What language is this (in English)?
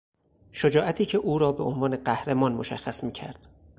Persian